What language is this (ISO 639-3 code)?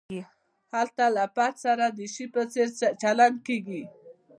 pus